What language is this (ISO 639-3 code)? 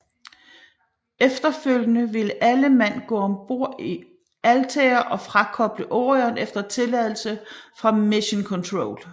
dan